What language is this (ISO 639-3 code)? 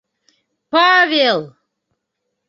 bak